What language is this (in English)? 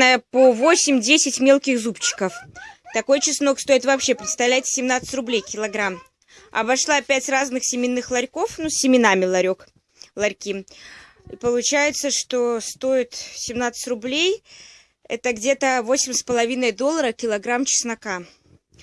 Russian